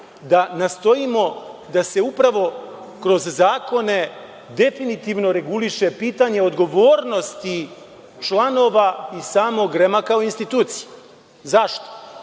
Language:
Serbian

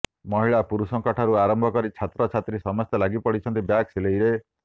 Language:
Odia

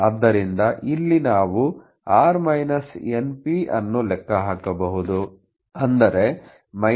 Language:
Kannada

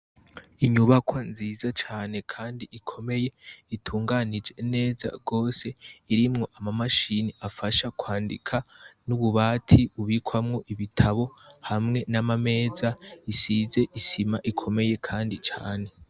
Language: Rundi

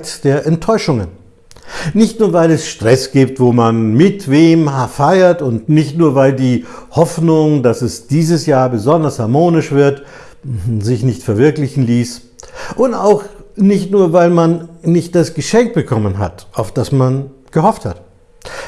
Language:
German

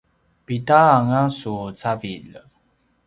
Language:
Paiwan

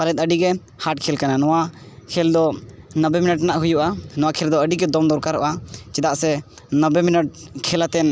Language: Santali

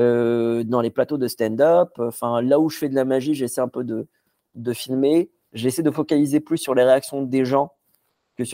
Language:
French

